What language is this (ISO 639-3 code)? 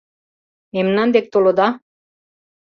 chm